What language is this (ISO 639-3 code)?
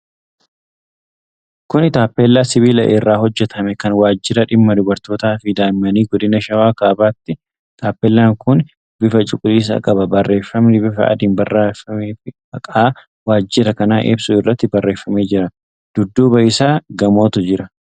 orm